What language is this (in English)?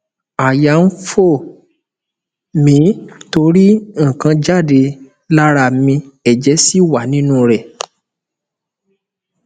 Yoruba